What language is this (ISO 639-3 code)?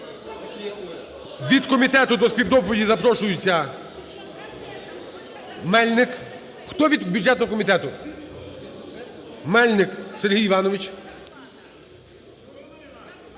ukr